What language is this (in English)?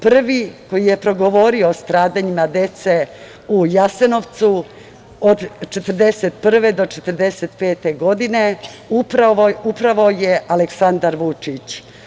Serbian